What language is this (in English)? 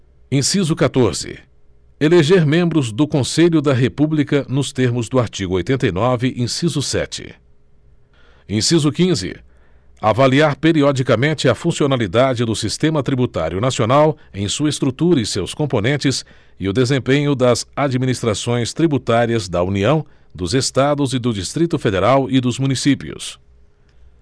Portuguese